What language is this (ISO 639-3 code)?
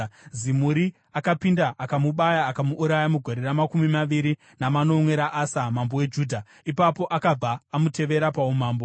sna